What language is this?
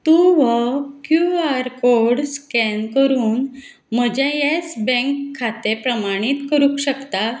Konkani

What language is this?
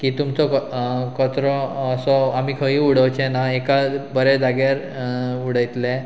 Konkani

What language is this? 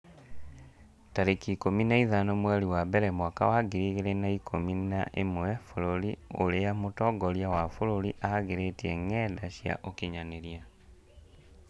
Kikuyu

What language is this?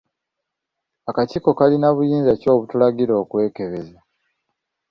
Ganda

